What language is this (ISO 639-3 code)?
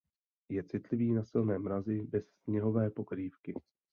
ces